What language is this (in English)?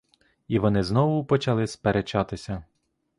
Ukrainian